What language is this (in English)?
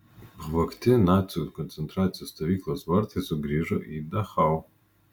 Lithuanian